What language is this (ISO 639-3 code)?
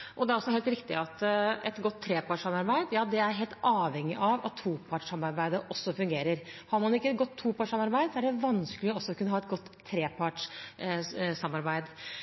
nob